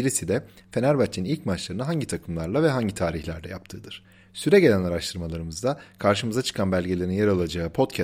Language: Turkish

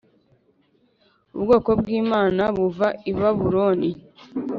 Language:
Kinyarwanda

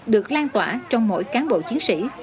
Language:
Vietnamese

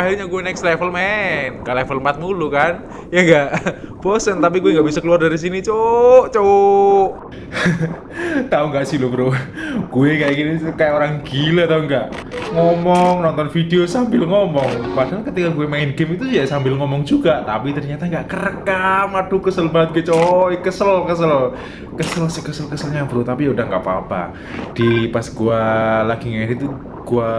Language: Indonesian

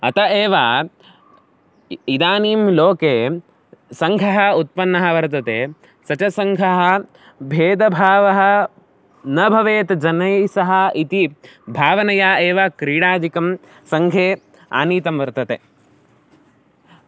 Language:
Sanskrit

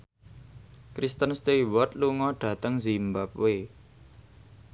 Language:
Javanese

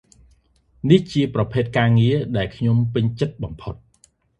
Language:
Khmer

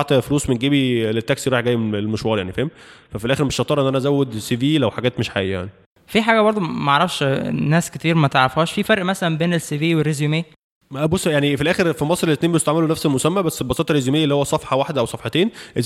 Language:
Arabic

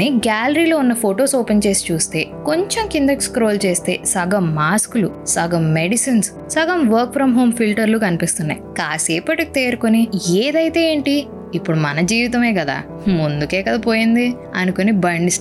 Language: Telugu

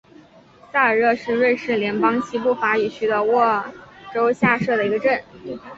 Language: Chinese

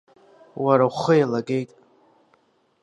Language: Abkhazian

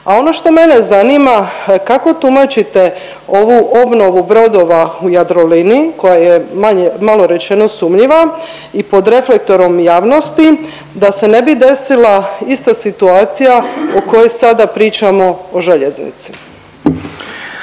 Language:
Croatian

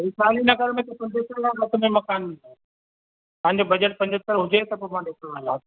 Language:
Sindhi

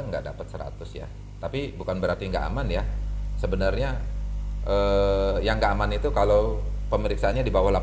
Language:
Indonesian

